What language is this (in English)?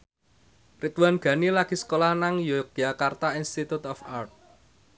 Javanese